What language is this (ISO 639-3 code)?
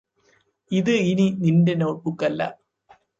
mal